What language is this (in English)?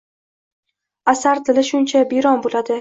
Uzbek